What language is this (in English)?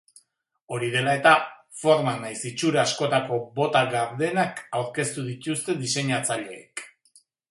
Basque